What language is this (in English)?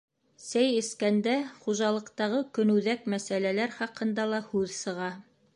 Bashkir